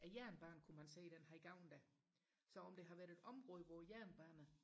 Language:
Danish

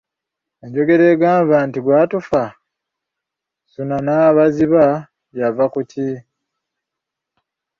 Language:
Ganda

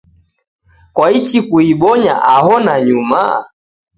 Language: Taita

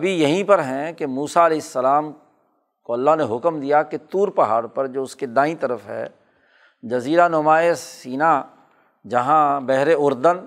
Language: Urdu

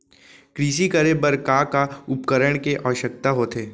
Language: Chhattisgarhi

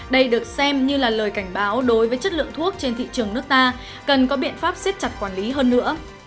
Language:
Vietnamese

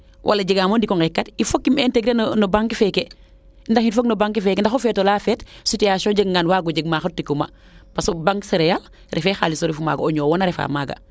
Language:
Serer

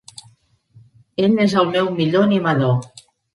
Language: Catalan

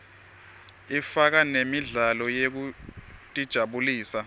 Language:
Swati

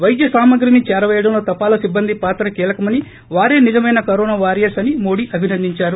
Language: Telugu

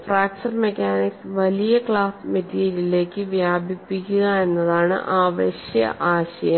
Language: Malayalam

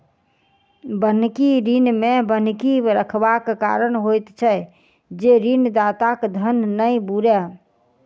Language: Maithili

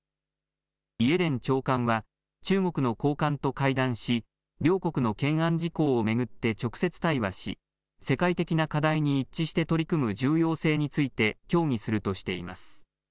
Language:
Japanese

